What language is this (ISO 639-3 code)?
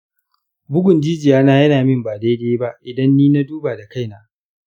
hau